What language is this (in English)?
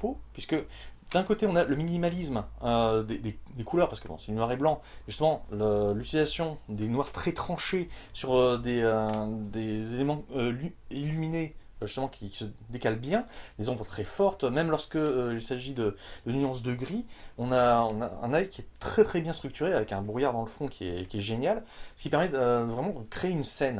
French